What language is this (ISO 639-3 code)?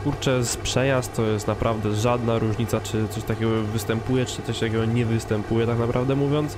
pol